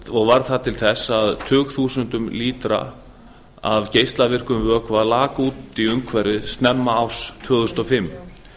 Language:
Icelandic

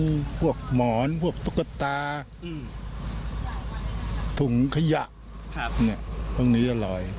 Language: Thai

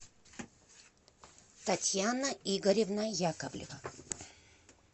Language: Russian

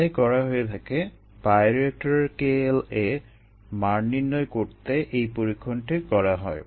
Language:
Bangla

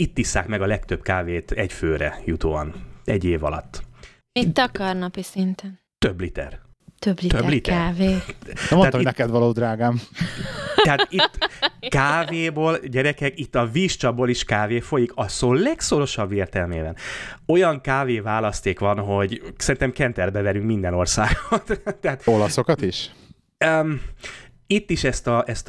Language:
Hungarian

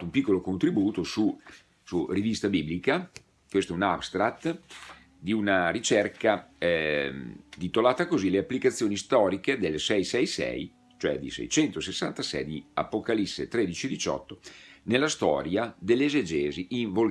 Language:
Italian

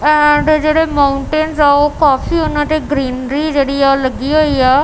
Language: Punjabi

